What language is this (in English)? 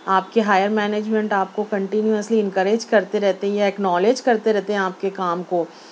Urdu